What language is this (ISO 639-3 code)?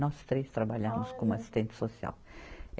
por